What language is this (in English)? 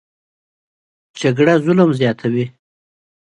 Pashto